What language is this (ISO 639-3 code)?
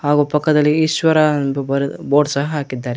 kan